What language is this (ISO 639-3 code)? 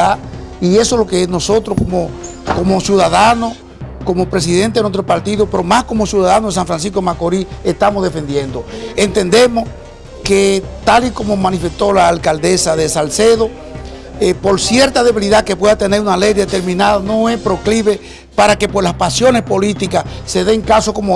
spa